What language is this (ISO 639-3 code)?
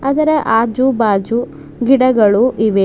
kan